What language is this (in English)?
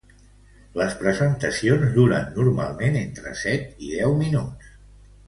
Catalan